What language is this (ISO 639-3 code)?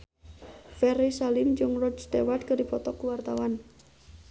sun